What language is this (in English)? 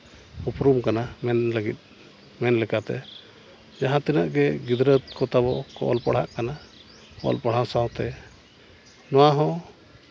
Santali